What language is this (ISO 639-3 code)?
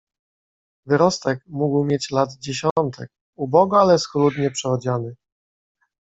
pol